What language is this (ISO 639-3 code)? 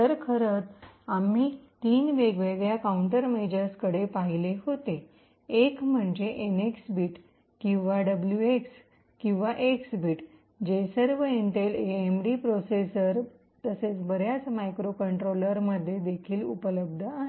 mar